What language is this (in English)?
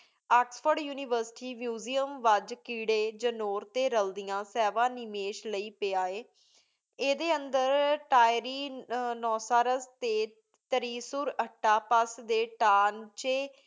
Punjabi